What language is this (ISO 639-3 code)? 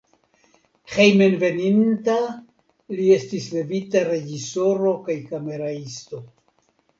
epo